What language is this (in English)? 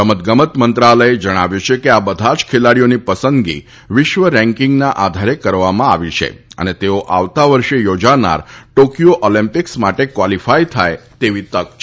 Gujarati